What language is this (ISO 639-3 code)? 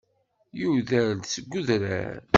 kab